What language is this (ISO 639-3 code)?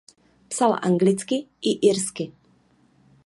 ces